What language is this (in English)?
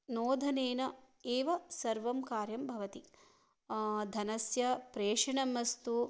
Sanskrit